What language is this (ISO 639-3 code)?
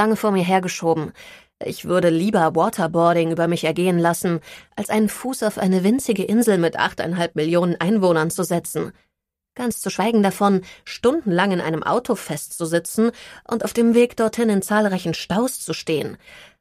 deu